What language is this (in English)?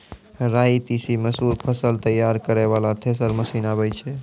Maithili